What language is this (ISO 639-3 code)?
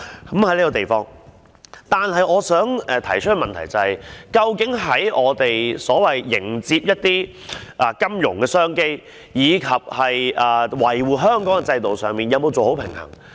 yue